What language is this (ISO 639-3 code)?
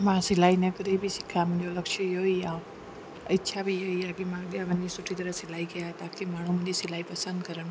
snd